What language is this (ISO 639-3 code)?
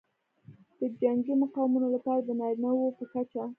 pus